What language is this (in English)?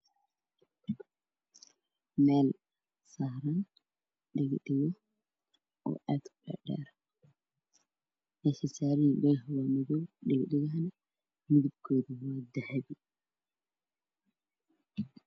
Somali